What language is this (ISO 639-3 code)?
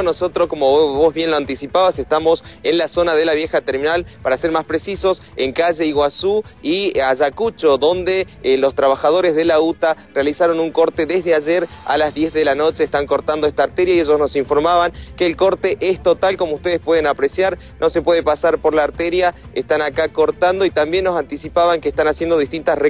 spa